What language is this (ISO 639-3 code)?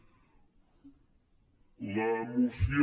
cat